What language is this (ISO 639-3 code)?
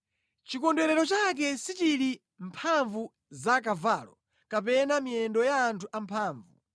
nya